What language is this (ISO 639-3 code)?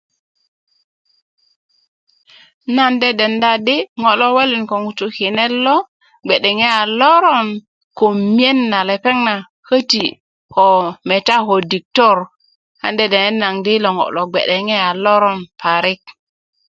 ukv